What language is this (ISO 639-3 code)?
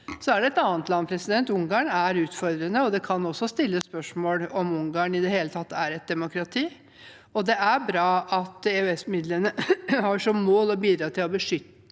nor